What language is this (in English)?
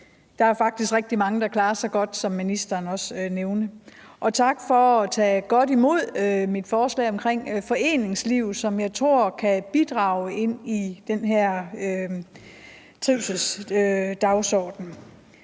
Danish